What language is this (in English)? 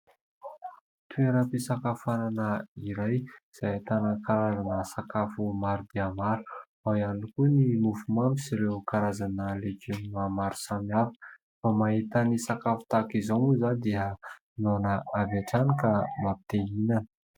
Malagasy